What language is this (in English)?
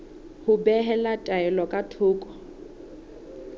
Southern Sotho